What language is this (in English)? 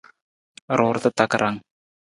Nawdm